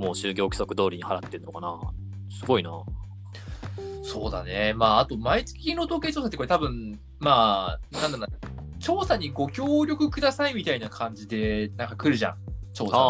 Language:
Japanese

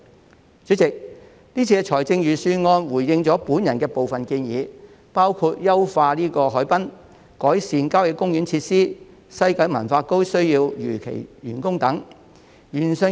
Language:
Cantonese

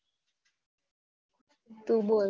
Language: Gujarati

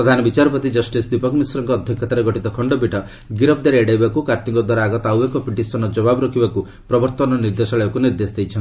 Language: Odia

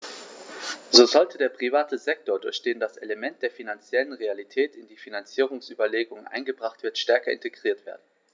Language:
German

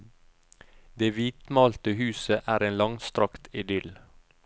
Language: Norwegian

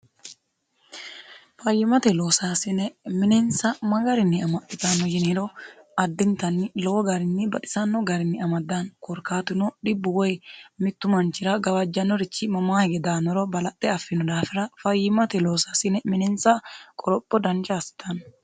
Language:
Sidamo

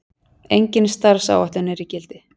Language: Icelandic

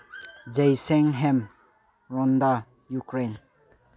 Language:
Manipuri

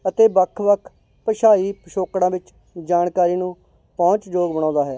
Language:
Punjabi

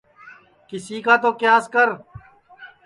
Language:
Sansi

